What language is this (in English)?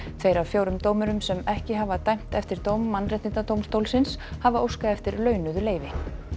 Icelandic